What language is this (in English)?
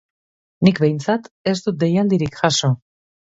Basque